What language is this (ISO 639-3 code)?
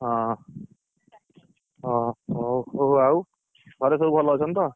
ori